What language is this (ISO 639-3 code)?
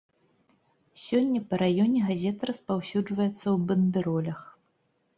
bel